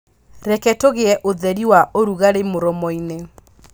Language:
Kikuyu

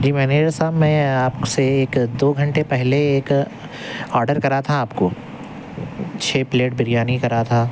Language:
Urdu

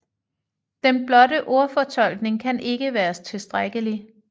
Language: Danish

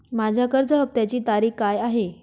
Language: Marathi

